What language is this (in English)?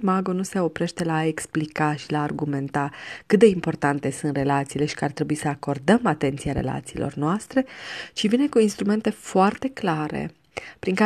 Romanian